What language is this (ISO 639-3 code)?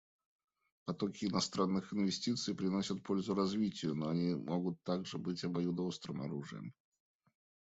rus